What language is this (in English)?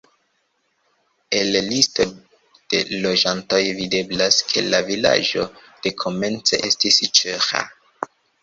Esperanto